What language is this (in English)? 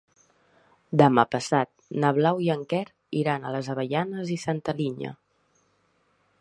Catalan